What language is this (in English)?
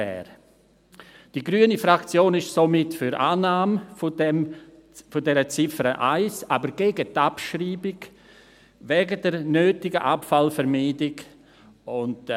Swiss German